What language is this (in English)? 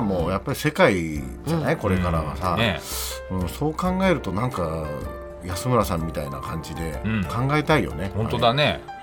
Japanese